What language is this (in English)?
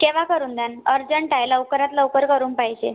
Marathi